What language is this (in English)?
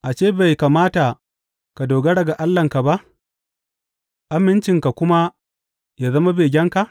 Hausa